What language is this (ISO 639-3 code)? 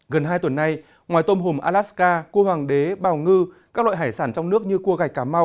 vie